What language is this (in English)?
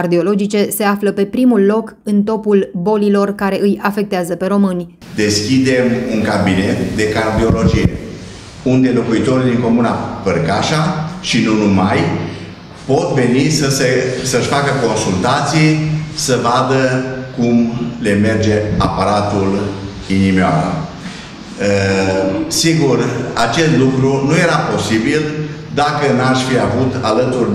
Romanian